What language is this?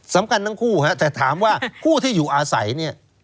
Thai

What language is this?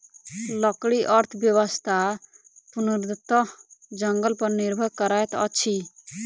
Maithili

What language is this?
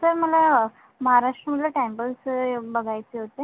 Marathi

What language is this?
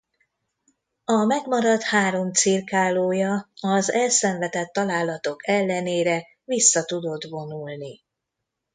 Hungarian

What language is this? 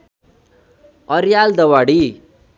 Nepali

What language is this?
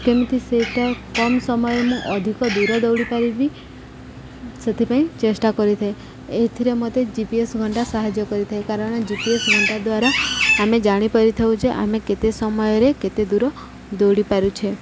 Odia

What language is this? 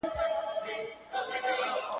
Pashto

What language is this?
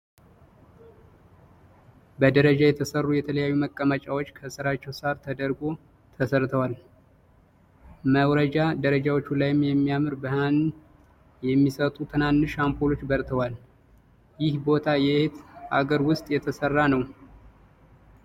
Amharic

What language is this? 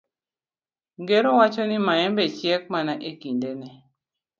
Luo (Kenya and Tanzania)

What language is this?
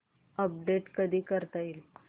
Marathi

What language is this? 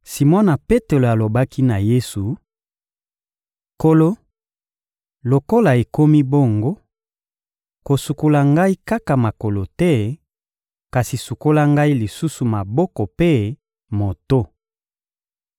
Lingala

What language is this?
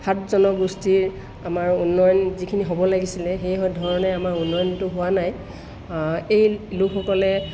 Assamese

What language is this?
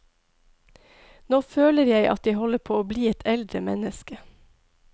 Norwegian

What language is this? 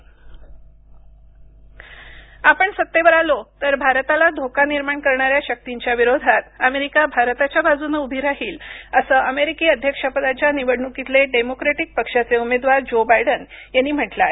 Marathi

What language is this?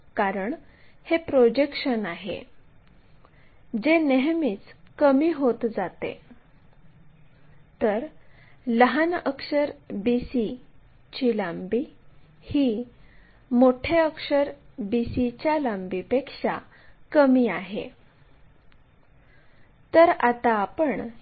Marathi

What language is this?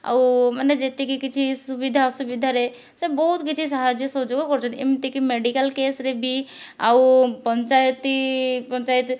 Odia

